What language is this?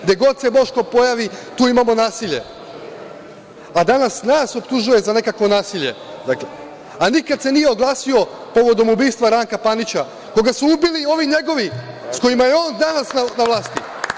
Serbian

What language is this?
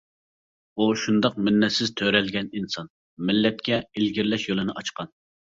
Uyghur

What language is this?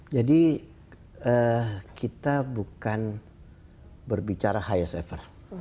Indonesian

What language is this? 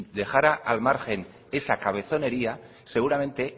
Spanish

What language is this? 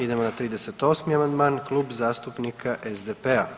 Croatian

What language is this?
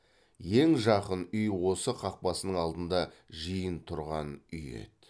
Kazakh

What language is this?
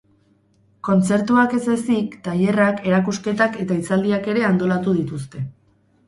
Basque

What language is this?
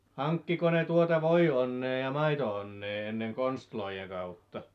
Finnish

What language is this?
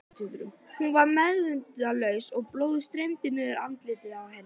Icelandic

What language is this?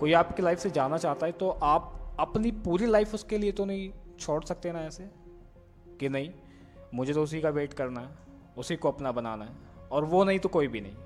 Hindi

